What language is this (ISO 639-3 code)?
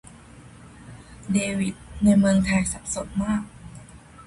tha